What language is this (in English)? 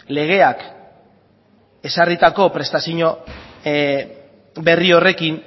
Basque